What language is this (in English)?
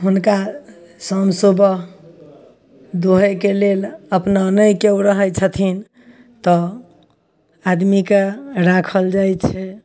Maithili